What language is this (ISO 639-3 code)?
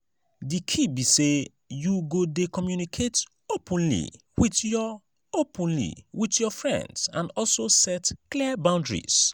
pcm